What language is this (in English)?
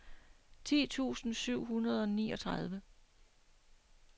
Danish